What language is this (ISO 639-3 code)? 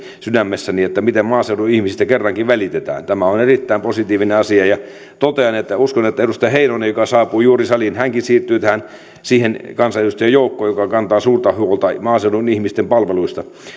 fin